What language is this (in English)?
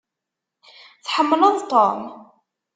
Kabyle